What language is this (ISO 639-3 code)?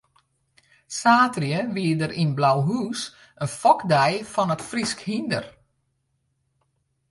fry